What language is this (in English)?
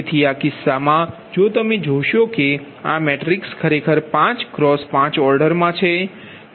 Gujarati